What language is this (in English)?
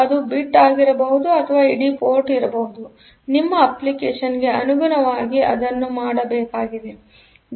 Kannada